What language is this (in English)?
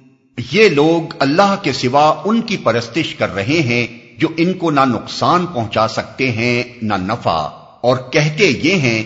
Urdu